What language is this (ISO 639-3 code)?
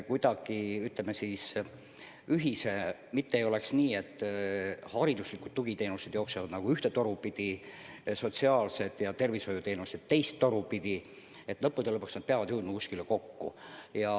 est